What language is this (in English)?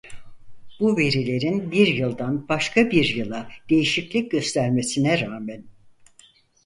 Turkish